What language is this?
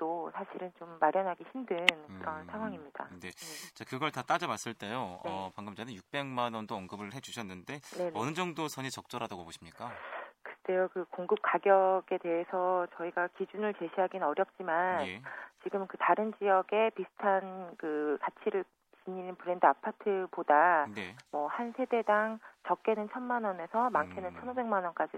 Korean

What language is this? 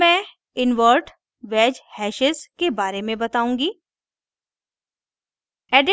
Hindi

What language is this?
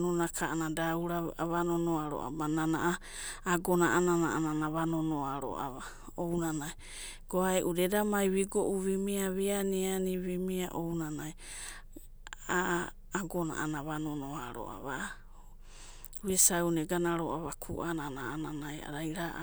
Abadi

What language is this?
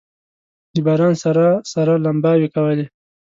Pashto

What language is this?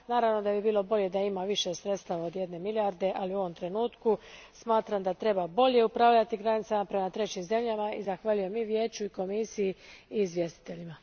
Croatian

